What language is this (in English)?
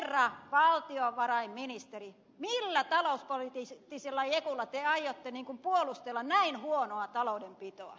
Finnish